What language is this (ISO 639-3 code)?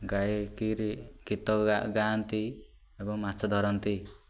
ori